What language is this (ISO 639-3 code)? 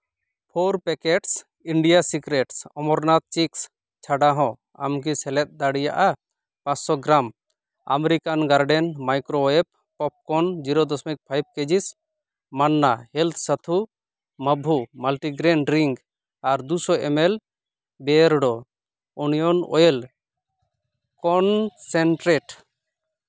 sat